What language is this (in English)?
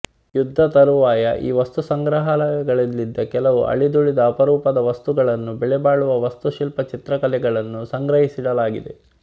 Kannada